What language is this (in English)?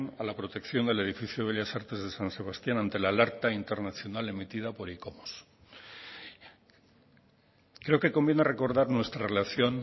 Spanish